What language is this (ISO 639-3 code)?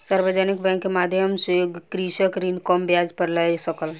mai